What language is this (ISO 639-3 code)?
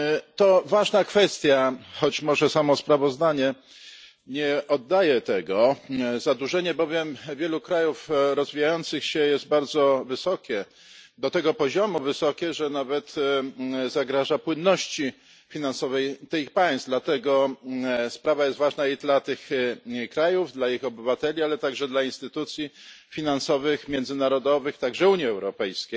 pol